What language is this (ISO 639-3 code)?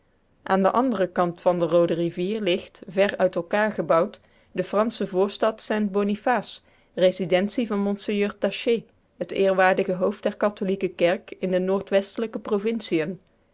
nld